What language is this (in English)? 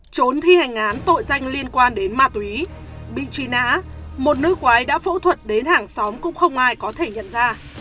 Vietnamese